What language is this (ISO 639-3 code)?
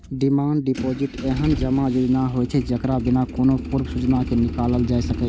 mai